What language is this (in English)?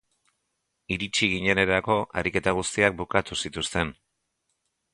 Basque